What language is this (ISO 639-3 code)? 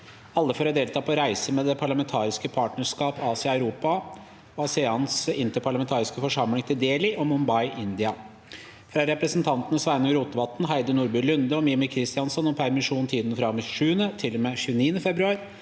nor